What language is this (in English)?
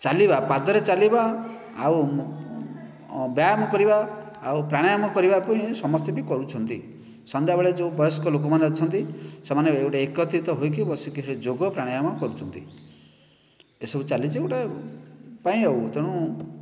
Odia